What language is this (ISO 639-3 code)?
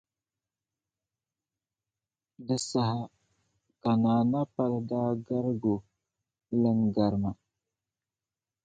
dag